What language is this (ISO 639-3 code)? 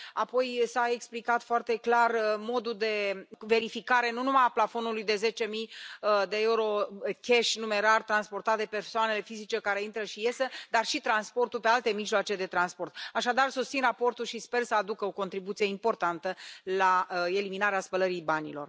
ron